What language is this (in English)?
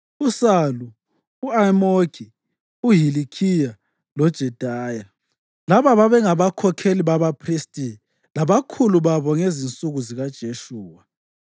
North Ndebele